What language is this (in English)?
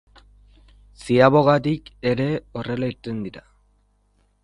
Basque